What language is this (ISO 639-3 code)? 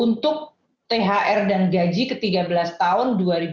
ind